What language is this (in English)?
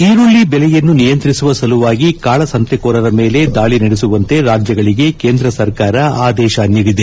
Kannada